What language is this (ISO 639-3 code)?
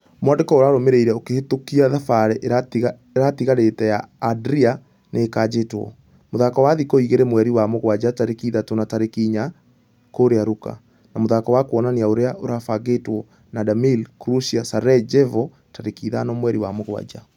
kik